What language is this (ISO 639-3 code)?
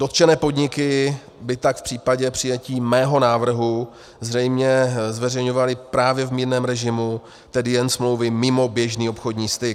ces